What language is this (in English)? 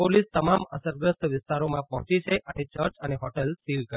Gujarati